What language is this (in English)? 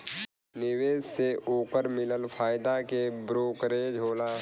Bhojpuri